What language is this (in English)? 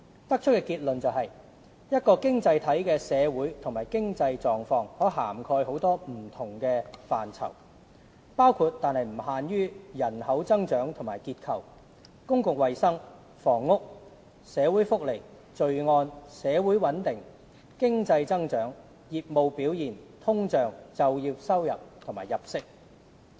Cantonese